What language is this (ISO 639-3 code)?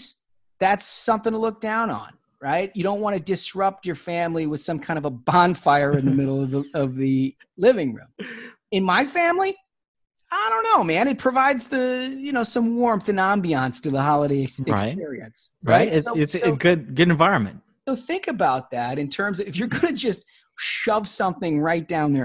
eng